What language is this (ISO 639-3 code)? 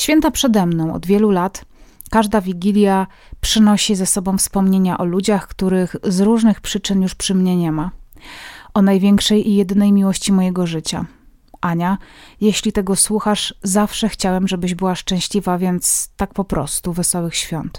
pol